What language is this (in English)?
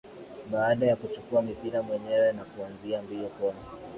Swahili